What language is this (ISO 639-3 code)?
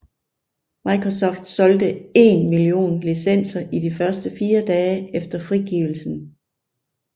dan